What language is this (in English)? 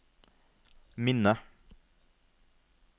Norwegian